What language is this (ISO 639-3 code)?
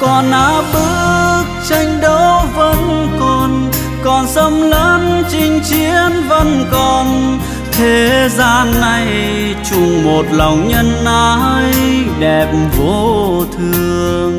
vie